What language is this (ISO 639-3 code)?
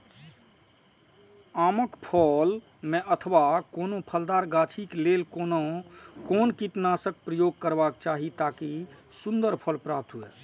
mai